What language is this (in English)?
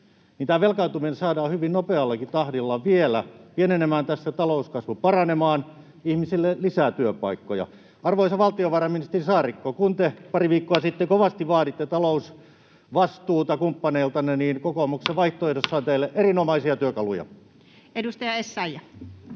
Finnish